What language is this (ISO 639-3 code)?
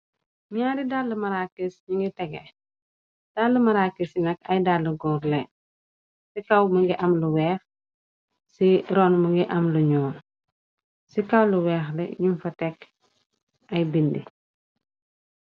wol